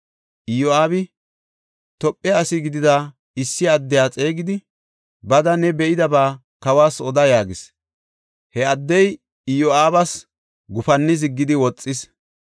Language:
Gofa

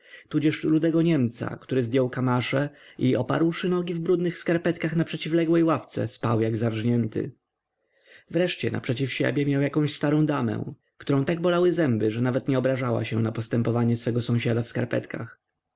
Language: Polish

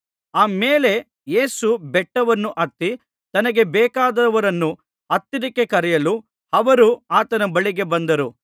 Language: Kannada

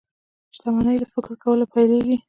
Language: Pashto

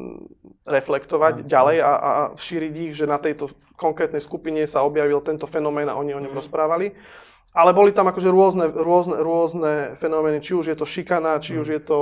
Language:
Slovak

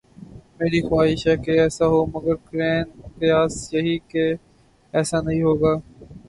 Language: Urdu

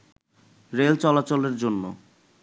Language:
Bangla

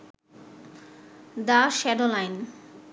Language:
Bangla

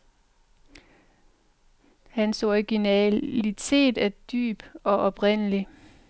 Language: Danish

